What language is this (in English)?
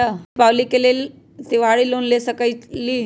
Magahi